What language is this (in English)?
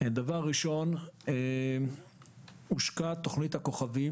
Hebrew